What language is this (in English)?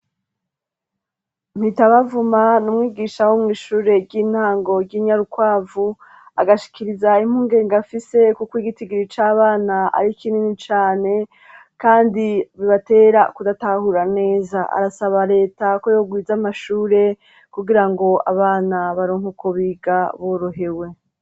Rundi